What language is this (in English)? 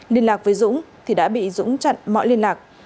Vietnamese